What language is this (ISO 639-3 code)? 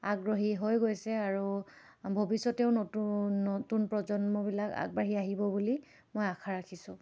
asm